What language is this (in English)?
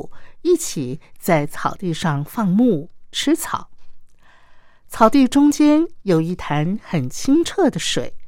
Chinese